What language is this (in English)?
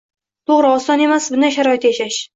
Uzbek